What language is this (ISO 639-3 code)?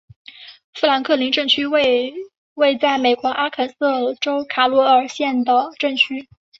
zho